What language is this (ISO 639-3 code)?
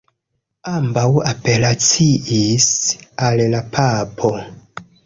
epo